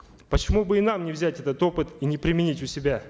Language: Kazakh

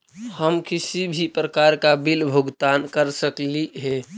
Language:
Magahi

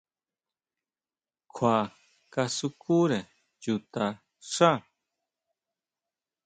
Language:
Huautla Mazatec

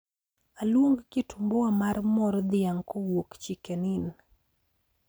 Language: Luo (Kenya and Tanzania)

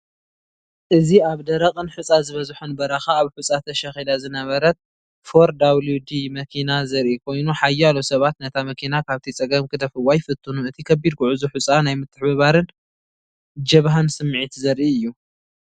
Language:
Tigrinya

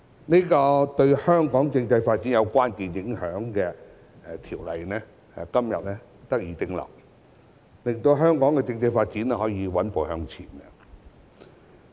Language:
Cantonese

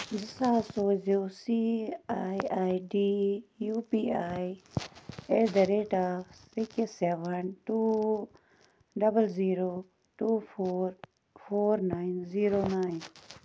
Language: Kashmiri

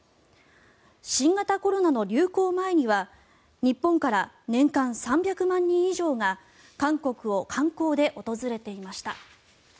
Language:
Japanese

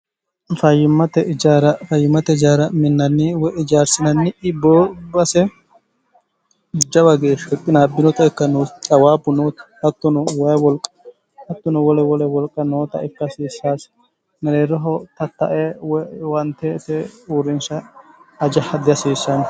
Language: Sidamo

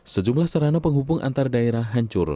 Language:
Indonesian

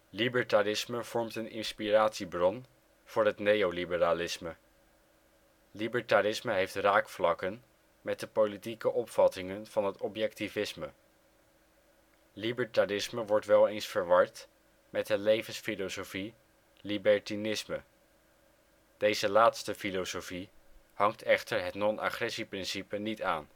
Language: Dutch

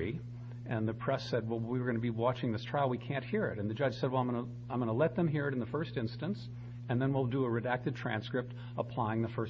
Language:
English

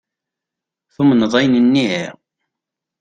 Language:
Kabyle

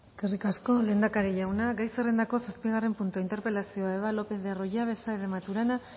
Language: Basque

